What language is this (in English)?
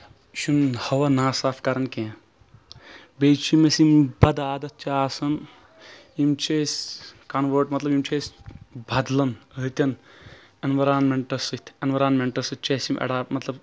Kashmiri